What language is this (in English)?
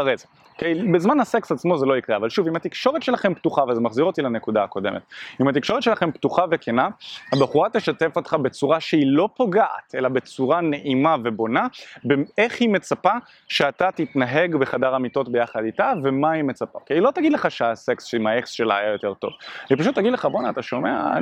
Hebrew